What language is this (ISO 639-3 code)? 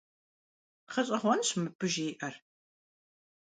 kbd